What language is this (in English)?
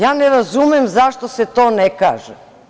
Serbian